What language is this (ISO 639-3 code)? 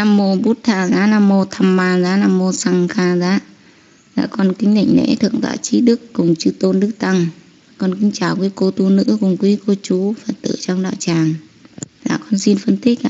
vie